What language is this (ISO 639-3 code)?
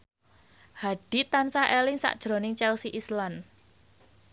jav